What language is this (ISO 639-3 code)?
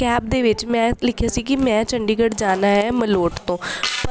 pan